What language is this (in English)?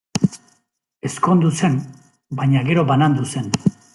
Basque